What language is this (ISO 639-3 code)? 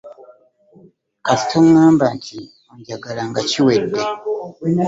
lug